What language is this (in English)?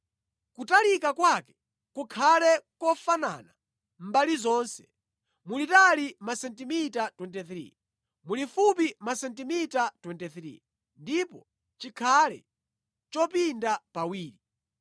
Nyanja